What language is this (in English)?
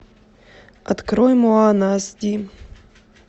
Russian